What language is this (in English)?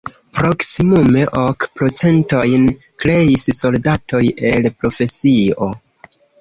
Esperanto